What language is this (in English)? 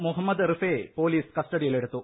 Malayalam